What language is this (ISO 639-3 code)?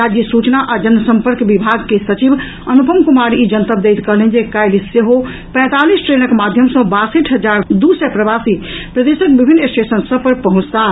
mai